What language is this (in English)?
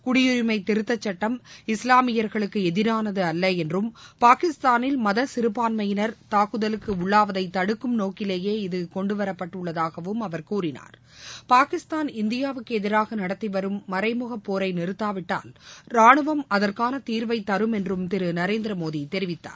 Tamil